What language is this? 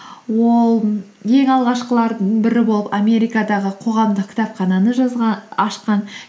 Kazakh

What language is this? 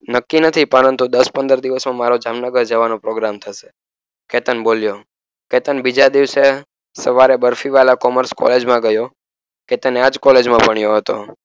Gujarati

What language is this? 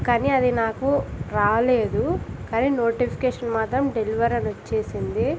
Telugu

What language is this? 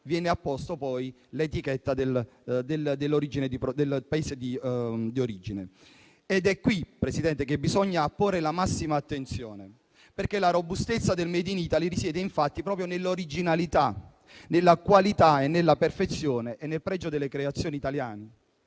Italian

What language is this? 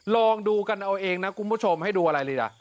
Thai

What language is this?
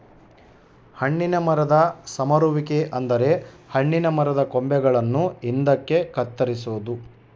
Kannada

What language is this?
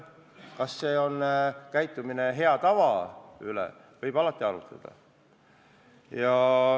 Estonian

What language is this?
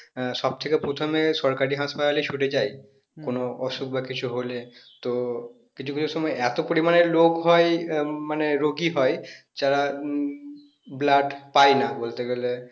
Bangla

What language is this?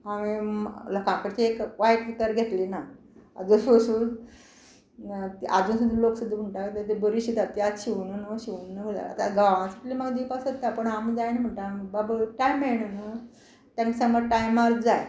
Konkani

